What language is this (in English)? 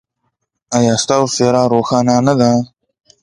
Pashto